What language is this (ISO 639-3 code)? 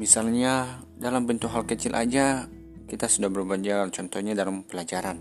ind